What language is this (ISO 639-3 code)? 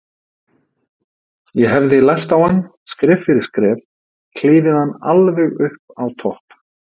isl